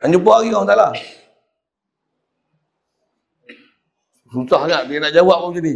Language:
Malay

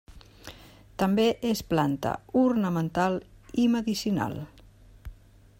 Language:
Catalan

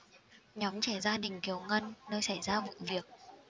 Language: Vietnamese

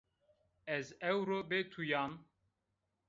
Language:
Zaza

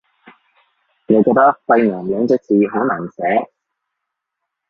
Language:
Cantonese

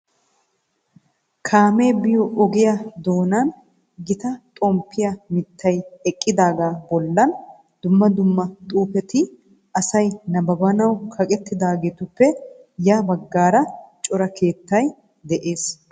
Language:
Wolaytta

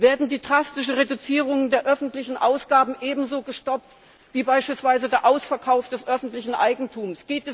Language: German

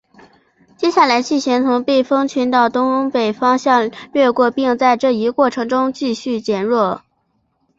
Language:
Chinese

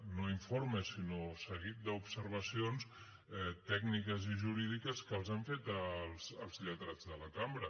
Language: Catalan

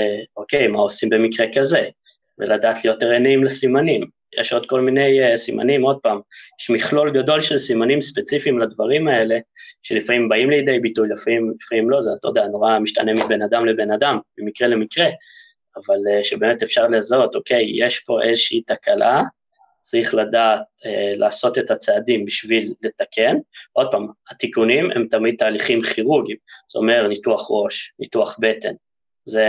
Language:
Hebrew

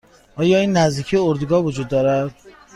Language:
Persian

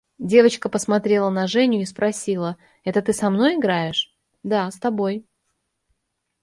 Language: Russian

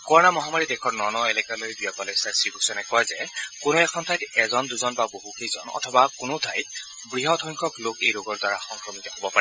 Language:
Assamese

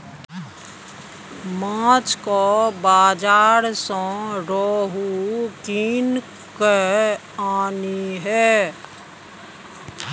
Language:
Maithili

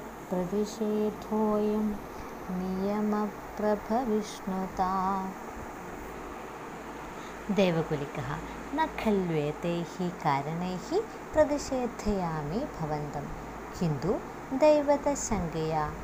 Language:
Malayalam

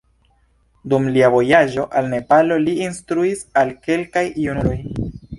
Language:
Esperanto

